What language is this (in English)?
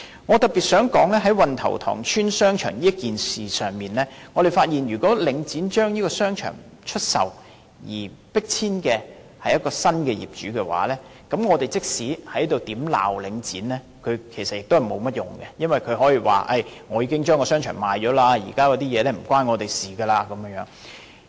Cantonese